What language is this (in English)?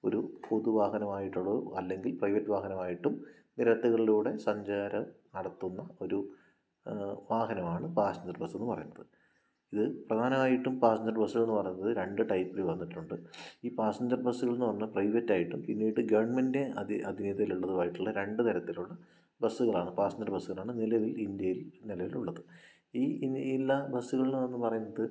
Malayalam